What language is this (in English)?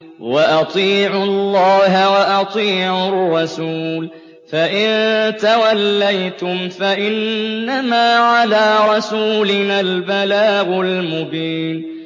Arabic